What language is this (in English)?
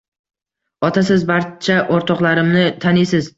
Uzbek